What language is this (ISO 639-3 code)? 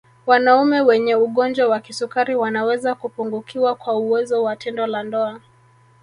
swa